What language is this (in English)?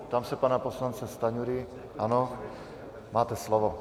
Czech